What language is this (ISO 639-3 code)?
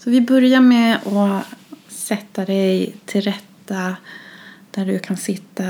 swe